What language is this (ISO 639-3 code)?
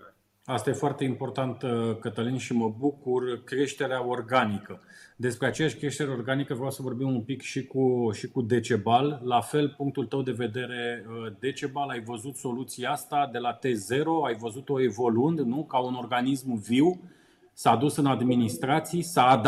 ron